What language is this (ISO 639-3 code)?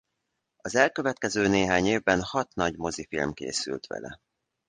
hun